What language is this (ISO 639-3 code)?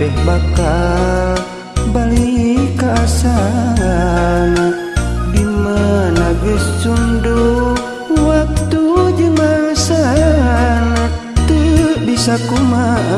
msa